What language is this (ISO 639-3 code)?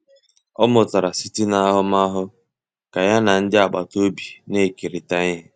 ibo